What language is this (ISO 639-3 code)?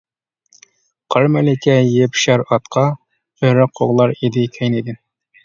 uig